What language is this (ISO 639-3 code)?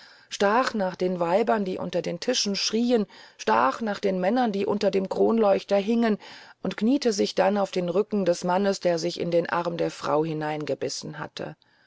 deu